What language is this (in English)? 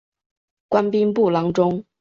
Chinese